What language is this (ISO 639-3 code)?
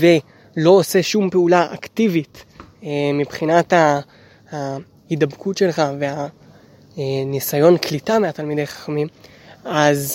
heb